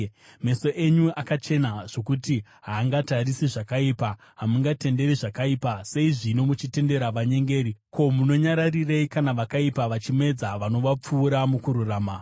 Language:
Shona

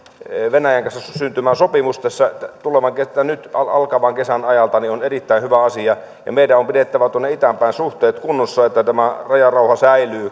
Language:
Finnish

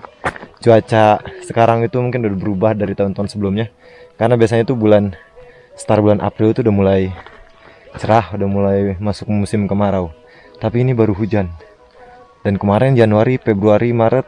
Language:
Indonesian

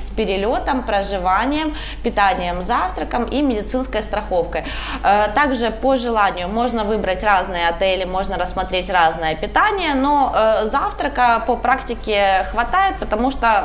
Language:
Russian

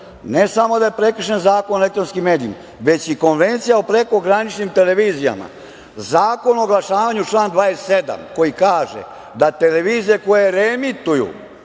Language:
Serbian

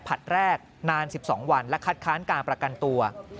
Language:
Thai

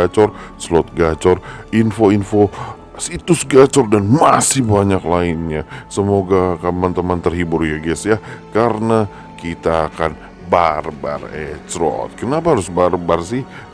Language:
Indonesian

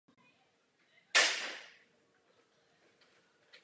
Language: Czech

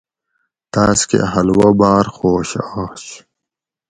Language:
Gawri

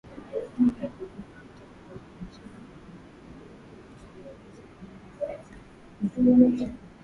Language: Swahili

